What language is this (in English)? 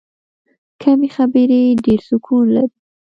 Pashto